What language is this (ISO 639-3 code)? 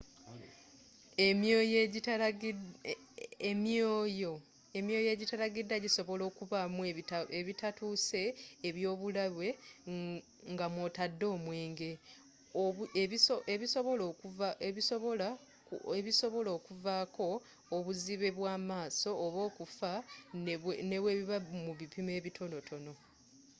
lug